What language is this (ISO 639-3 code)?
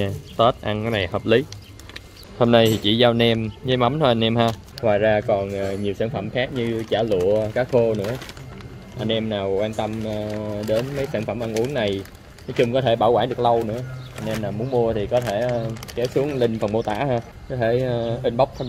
vie